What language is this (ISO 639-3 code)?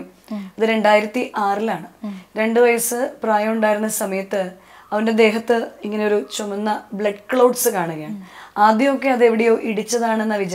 mal